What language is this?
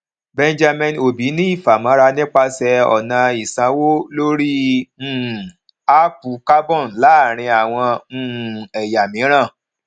Yoruba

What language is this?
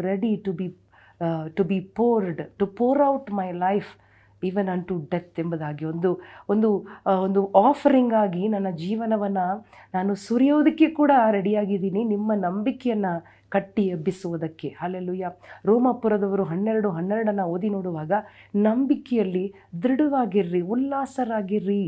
Kannada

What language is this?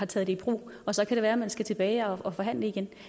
Danish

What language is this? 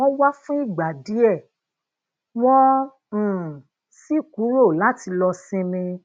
Yoruba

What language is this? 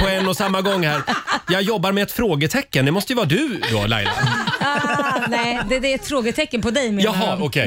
Swedish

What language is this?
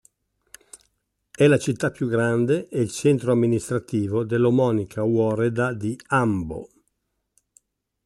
Italian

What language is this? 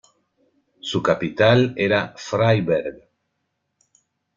Spanish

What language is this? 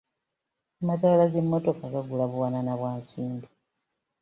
Ganda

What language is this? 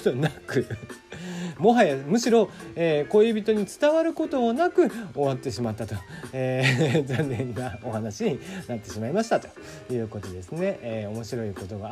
Japanese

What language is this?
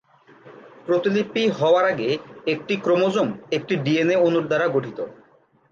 Bangla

